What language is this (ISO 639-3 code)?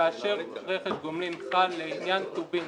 heb